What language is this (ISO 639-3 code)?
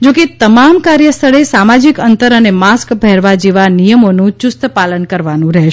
guj